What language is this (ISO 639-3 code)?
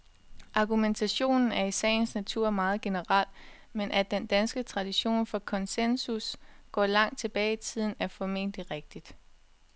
dan